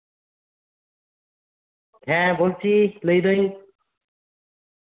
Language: Santali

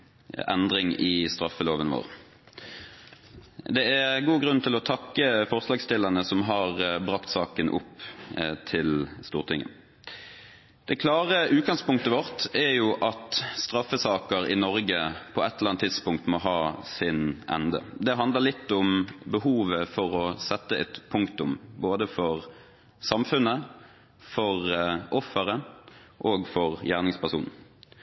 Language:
Norwegian Bokmål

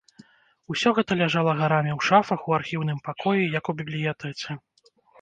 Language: Belarusian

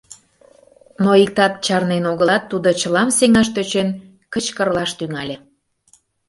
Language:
Mari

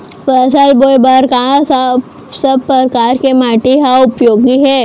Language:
Chhattisgarhi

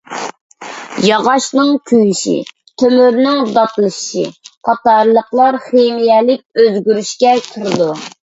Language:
Uyghur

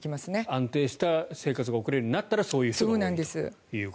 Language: Japanese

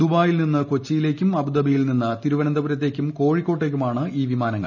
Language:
Malayalam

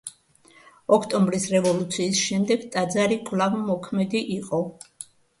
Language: Georgian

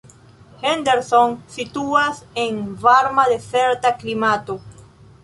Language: Esperanto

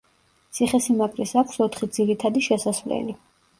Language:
Georgian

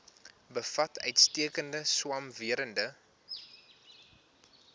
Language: Afrikaans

